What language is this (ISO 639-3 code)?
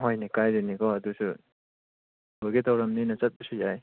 mni